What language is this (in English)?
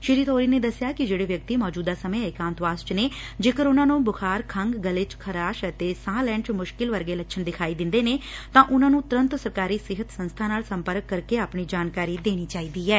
Punjabi